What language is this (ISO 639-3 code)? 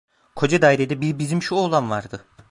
tur